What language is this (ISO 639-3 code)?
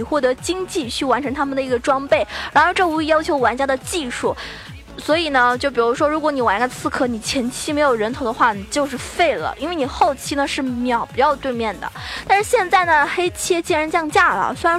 zho